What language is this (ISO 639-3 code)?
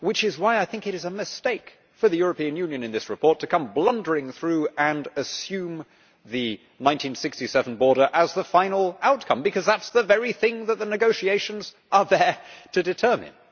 eng